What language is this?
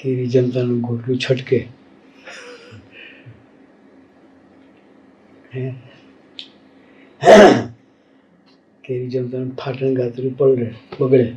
Gujarati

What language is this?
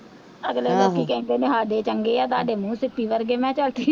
Punjabi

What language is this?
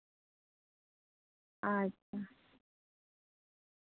Santali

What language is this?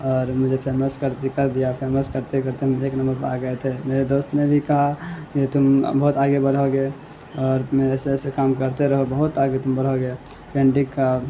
Urdu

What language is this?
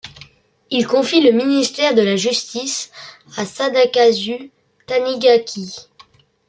French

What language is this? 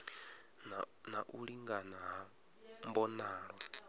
Venda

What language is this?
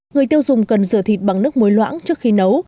Vietnamese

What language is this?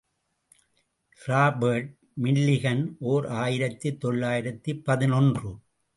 Tamil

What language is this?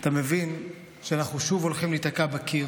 Hebrew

